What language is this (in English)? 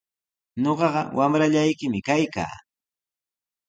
Sihuas Ancash Quechua